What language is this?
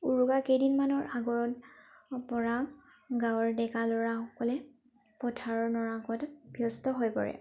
Assamese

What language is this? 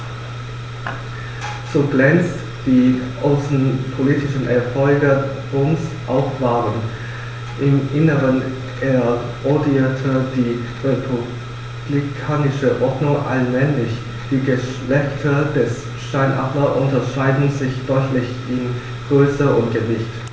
German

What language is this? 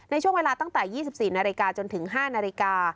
Thai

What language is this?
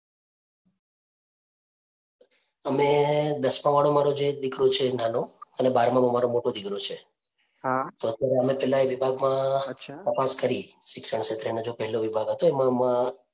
Gujarati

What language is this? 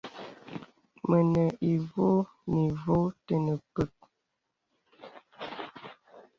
Bebele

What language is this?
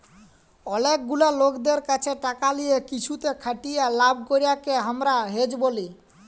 Bangla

